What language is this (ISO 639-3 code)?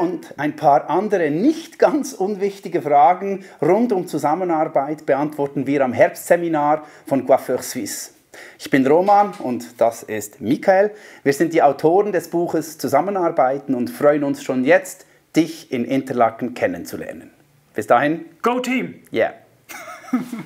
deu